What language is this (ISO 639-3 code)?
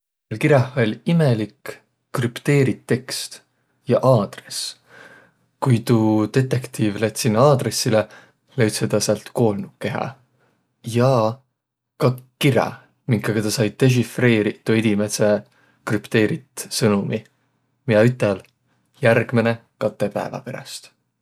vro